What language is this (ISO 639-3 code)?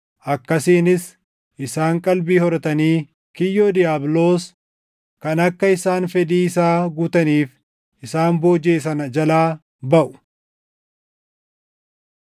orm